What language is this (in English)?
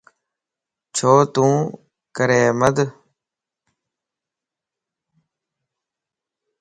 Lasi